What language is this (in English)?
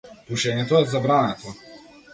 Macedonian